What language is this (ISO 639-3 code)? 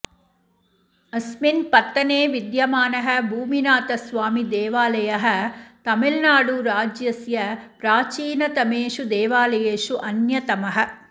san